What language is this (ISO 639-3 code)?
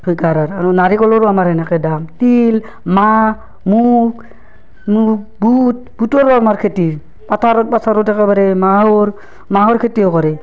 asm